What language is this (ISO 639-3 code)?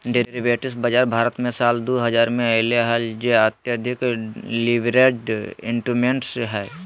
mag